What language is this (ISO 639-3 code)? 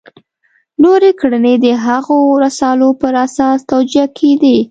pus